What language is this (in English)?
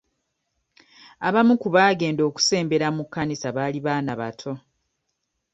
Ganda